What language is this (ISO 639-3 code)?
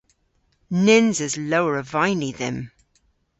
cor